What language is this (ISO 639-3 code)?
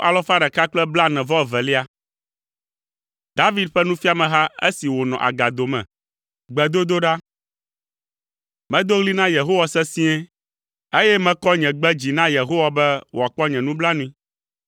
ewe